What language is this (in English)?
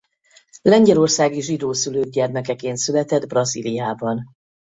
Hungarian